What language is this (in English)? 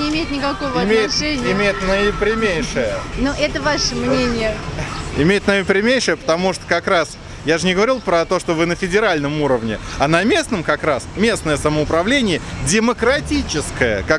Russian